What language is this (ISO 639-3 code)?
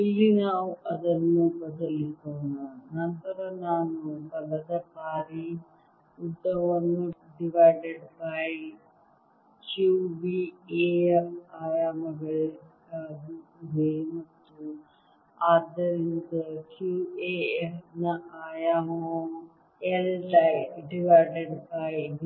kan